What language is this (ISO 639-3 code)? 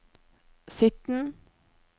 nor